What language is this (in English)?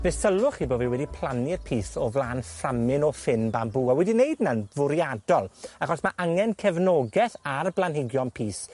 Welsh